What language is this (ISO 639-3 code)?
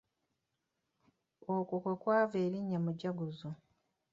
lug